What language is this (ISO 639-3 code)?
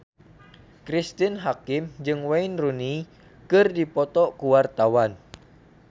sun